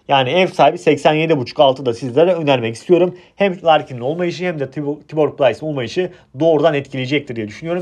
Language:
Turkish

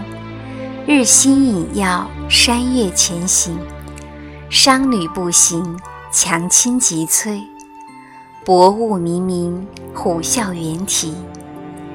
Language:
Chinese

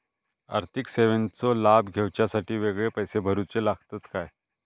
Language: Marathi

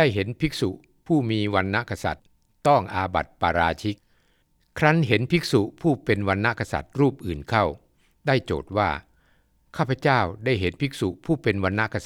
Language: Thai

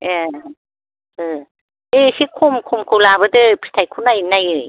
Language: Bodo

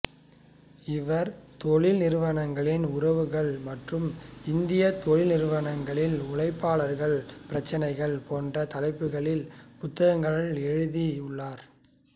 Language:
Tamil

